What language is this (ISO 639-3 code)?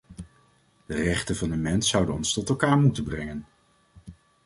nld